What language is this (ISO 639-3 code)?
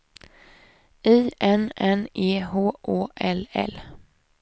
swe